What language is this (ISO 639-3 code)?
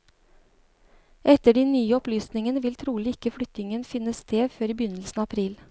nor